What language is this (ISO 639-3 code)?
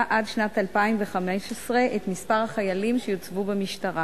heb